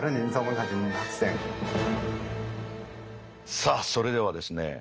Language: Japanese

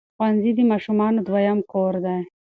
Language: Pashto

